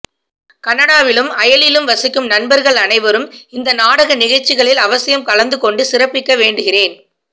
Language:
Tamil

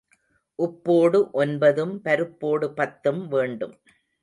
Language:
Tamil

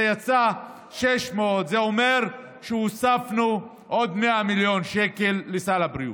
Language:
Hebrew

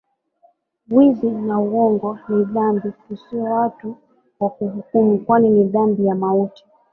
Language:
Swahili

